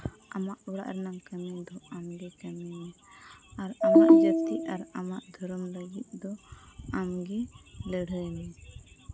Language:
Santali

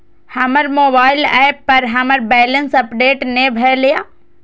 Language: Maithili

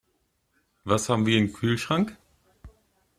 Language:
German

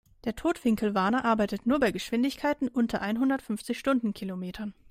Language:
German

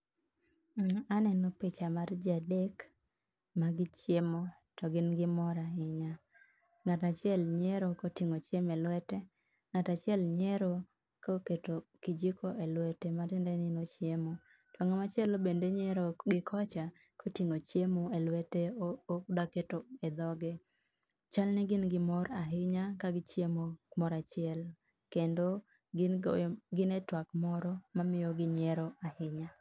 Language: Luo (Kenya and Tanzania)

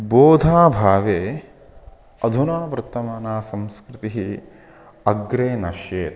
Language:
Sanskrit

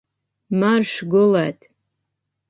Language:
Latvian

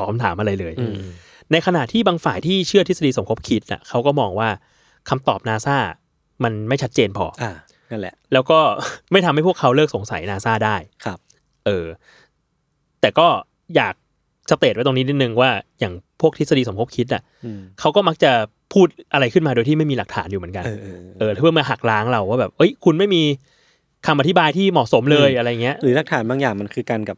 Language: Thai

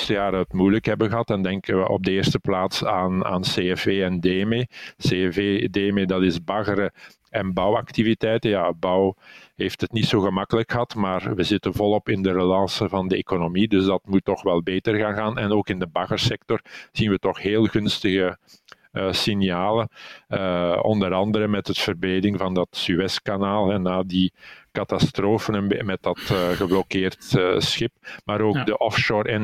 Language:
Dutch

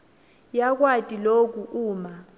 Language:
Swati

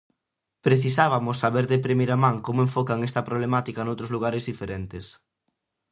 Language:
Galician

